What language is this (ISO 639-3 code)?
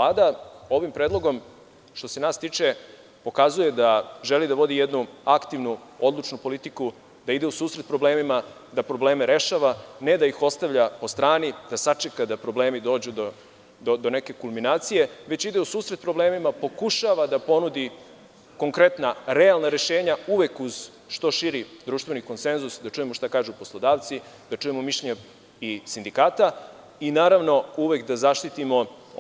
srp